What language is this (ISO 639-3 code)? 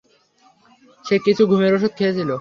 ben